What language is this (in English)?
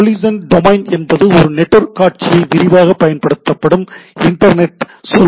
Tamil